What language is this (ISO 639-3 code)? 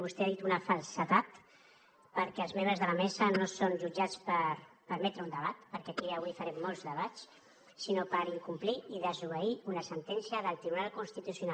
cat